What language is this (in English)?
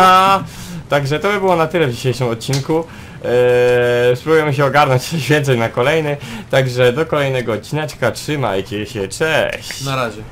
Polish